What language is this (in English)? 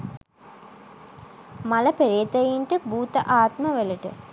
Sinhala